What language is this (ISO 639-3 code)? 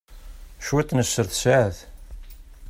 kab